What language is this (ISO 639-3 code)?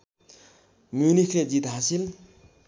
nep